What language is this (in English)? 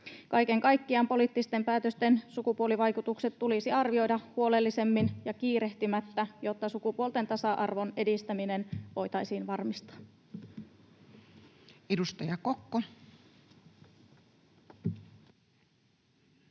Finnish